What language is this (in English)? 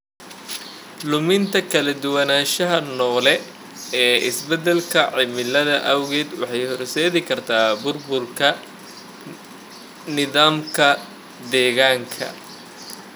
Somali